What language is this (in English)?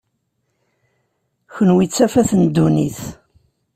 Kabyle